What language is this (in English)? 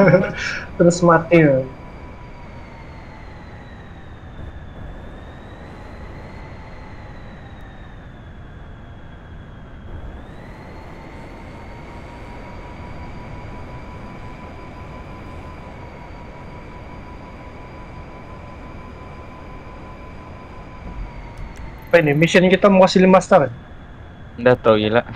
Indonesian